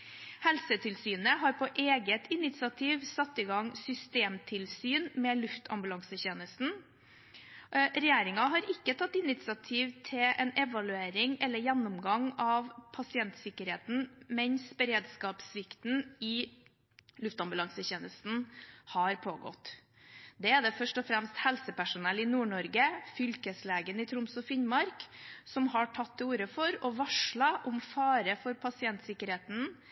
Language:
Norwegian Bokmål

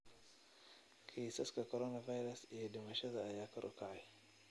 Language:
Somali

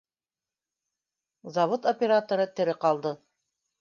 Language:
Bashkir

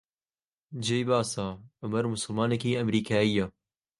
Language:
Central Kurdish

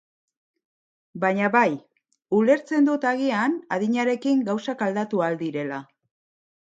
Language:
Basque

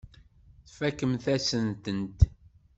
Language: Kabyle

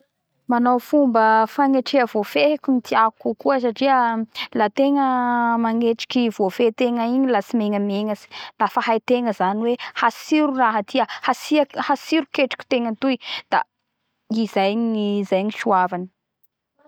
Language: Bara Malagasy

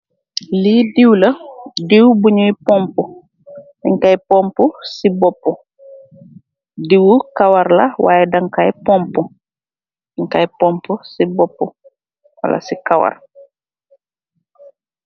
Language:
Wolof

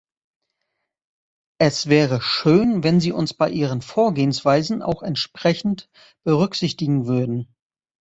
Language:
German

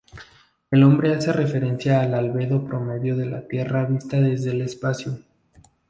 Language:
Spanish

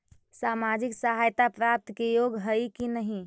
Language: Magahi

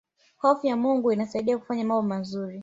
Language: Swahili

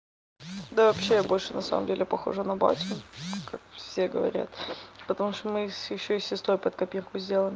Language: Russian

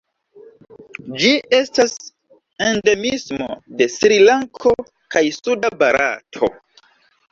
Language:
Esperanto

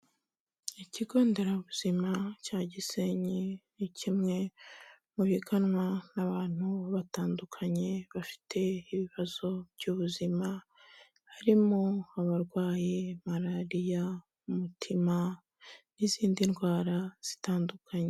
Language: Kinyarwanda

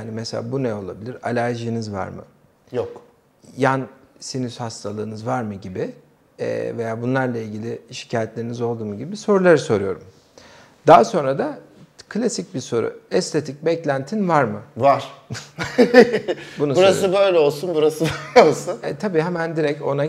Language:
Turkish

